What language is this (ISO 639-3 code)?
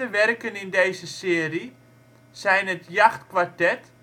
nld